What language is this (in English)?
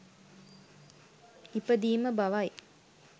Sinhala